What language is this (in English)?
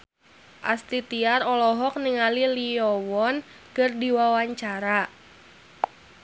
Sundanese